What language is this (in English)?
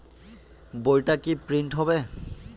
Bangla